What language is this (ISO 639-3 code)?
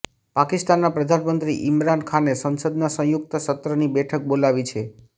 guj